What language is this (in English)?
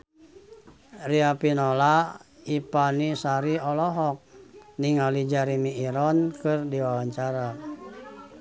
Sundanese